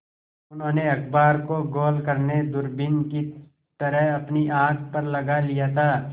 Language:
Hindi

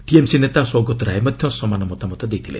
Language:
Odia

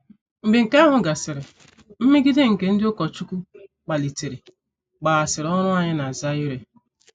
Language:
Igbo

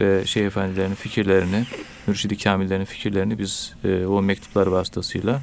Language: Turkish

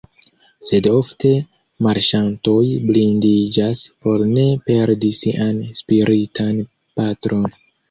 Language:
Esperanto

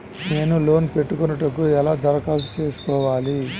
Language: Telugu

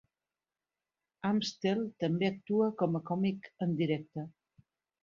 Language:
Catalan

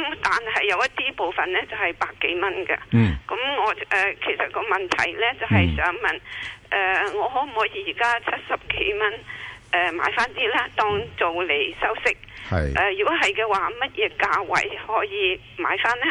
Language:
Chinese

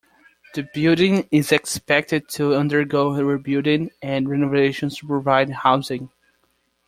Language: English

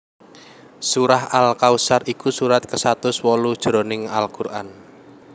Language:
Javanese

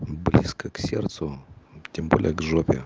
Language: Russian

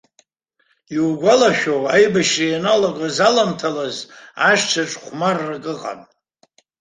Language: Abkhazian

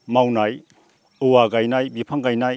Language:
Bodo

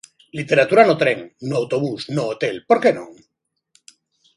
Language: Galician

